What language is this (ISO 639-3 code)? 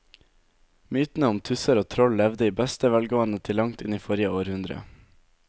nor